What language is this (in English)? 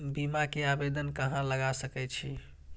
Maithili